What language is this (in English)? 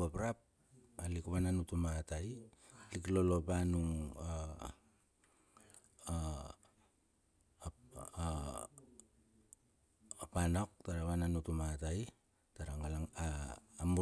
Bilur